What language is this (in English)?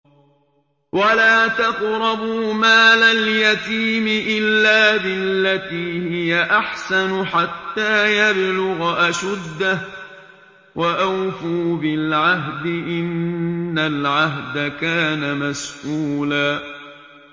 Arabic